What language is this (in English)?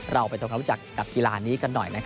Thai